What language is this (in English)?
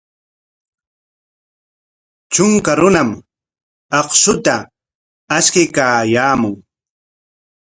Corongo Ancash Quechua